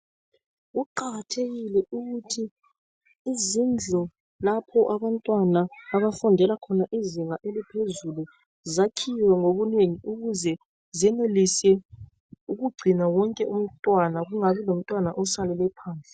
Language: North Ndebele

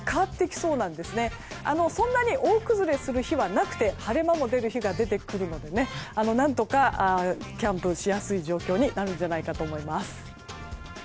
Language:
Japanese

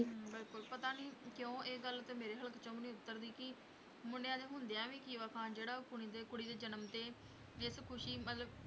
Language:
Punjabi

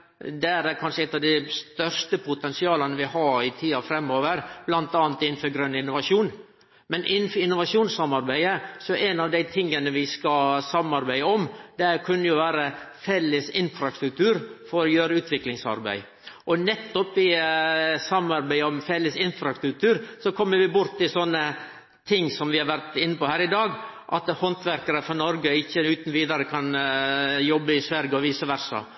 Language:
Norwegian Nynorsk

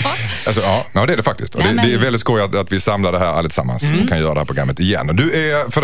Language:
Swedish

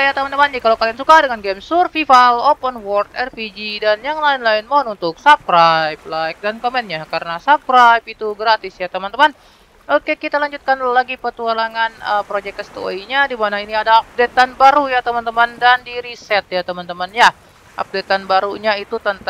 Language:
Indonesian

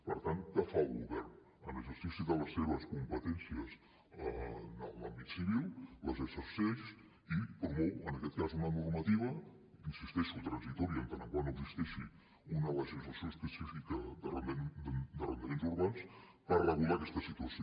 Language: Catalan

